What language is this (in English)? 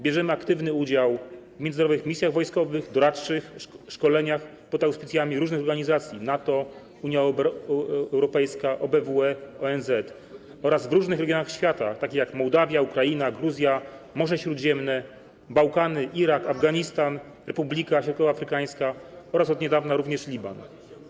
Polish